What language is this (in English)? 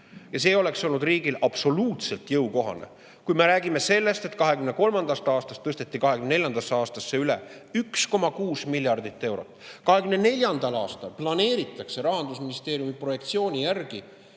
Estonian